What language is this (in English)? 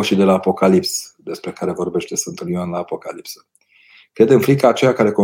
Romanian